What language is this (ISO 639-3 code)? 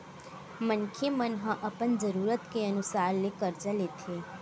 hne